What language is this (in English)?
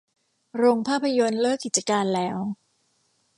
Thai